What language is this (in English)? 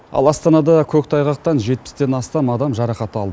Kazakh